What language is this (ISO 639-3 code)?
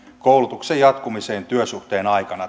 fin